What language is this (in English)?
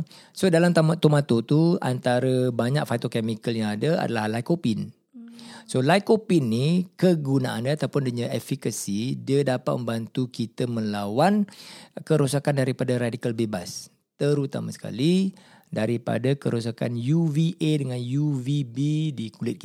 Malay